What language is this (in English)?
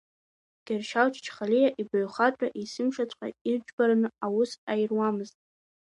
Abkhazian